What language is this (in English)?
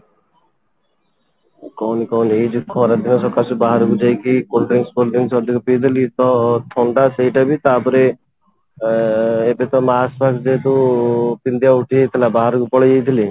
Odia